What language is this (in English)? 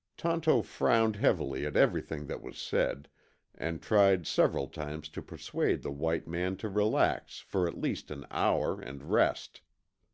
English